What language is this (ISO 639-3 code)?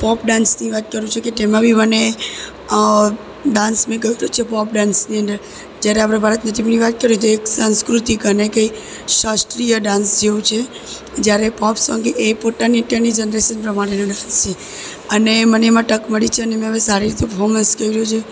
guj